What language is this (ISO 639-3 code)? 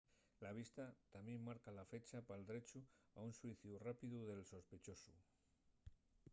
ast